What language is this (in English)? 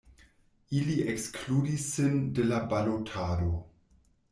Esperanto